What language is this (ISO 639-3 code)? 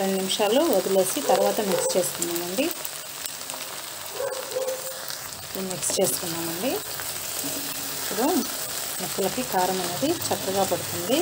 hin